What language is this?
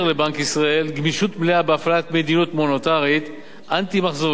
Hebrew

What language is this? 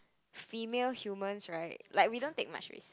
English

